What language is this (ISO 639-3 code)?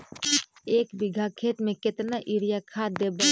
mag